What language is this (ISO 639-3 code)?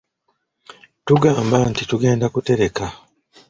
lug